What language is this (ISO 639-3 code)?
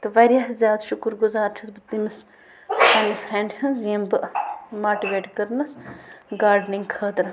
kas